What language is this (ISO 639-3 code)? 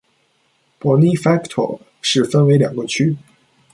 zho